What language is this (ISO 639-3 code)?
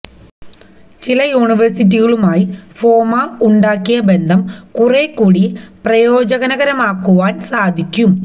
mal